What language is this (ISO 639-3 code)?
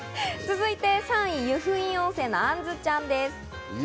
jpn